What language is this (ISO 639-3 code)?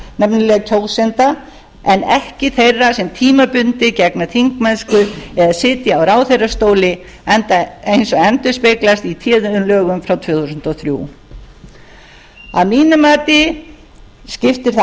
isl